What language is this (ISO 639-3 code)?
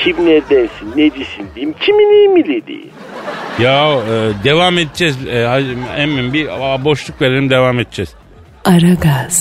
tur